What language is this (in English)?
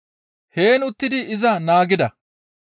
Gamo